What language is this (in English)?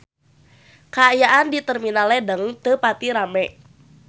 Sundanese